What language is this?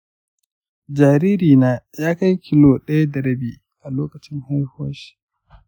Hausa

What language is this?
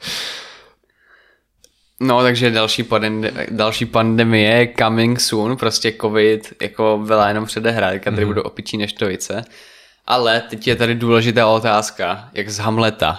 Czech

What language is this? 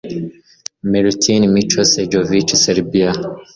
Kinyarwanda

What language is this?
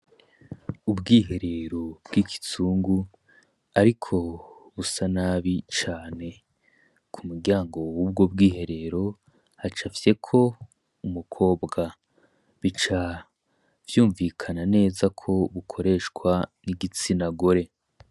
Rundi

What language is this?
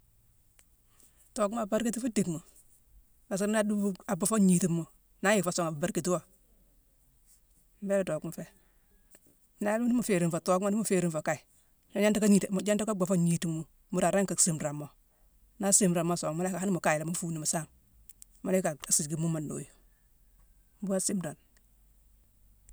Mansoanka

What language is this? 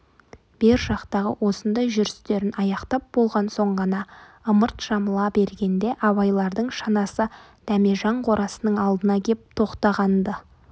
Kazakh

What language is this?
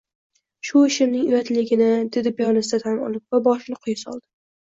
Uzbek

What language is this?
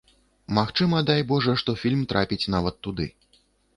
Belarusian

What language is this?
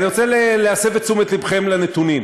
Hebrew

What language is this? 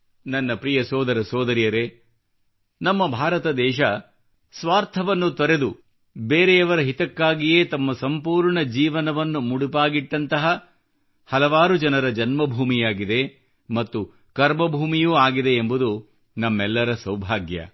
Kannada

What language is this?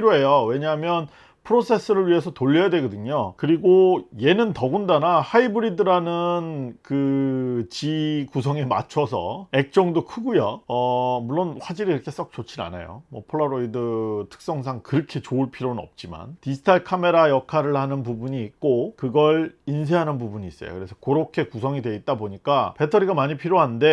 Korean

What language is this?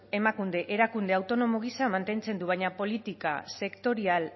Basque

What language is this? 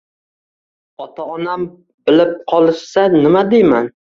Uzbek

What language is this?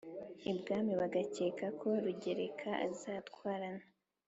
Kinyarwanda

